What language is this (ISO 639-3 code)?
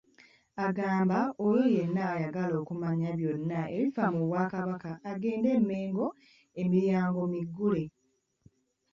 lug